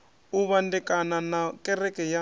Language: Venda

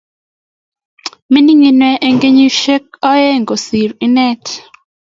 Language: Kalenjin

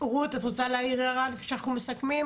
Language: Hebrew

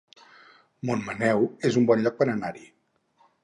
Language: Catalan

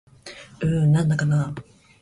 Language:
Japanese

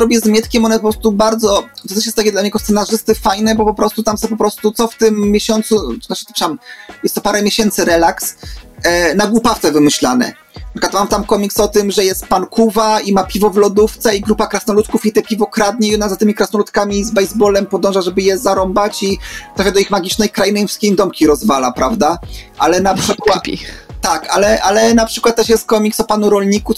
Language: Polish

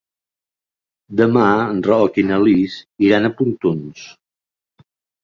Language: Catalan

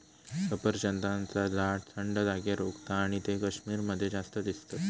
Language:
Marathi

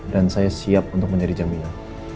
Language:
Indonesian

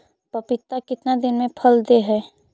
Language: Magahi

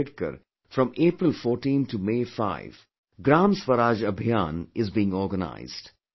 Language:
English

